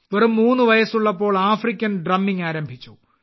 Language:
Malayalam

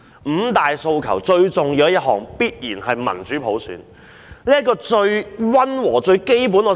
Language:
Cantonese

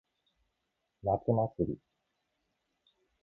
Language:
Japanese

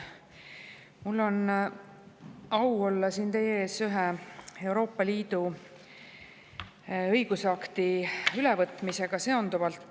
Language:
Estonian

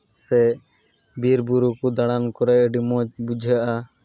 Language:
Santali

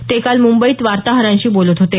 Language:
Marathi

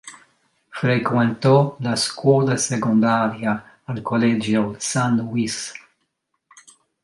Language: Italian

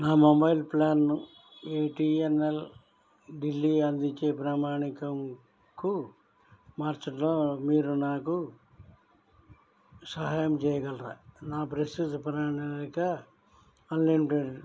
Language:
Telugu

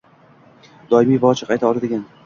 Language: Uzbek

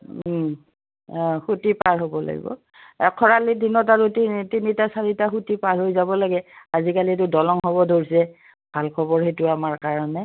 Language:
Assamese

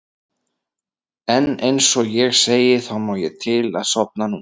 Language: Icelandic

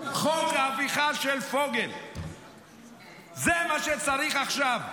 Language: Hebrew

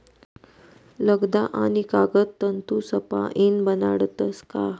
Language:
Marathi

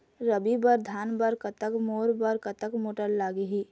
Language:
Chhattisgarhi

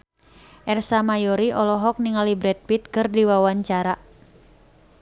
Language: Sundanese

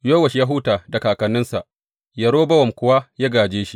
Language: Hausa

